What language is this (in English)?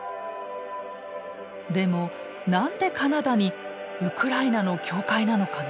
Japanese